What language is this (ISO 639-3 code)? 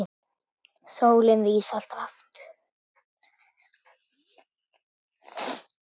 isl